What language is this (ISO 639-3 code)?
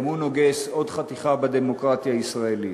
heb